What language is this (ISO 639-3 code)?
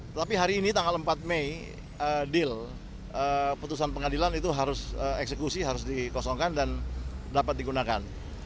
ind